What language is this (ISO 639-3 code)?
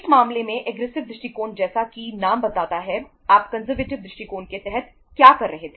hin